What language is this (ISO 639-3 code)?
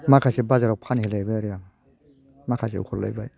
brx